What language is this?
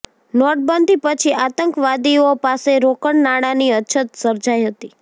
Gujarati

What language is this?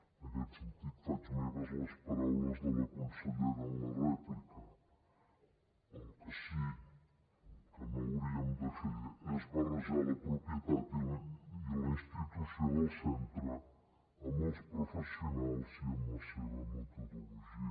Catalan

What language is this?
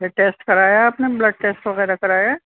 Urdu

